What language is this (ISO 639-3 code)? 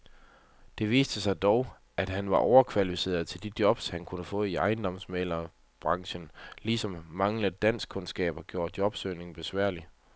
dan